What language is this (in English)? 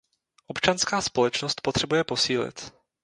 Czech